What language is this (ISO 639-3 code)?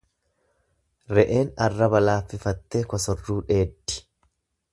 orm